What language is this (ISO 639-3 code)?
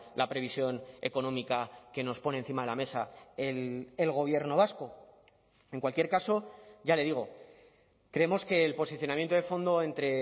spa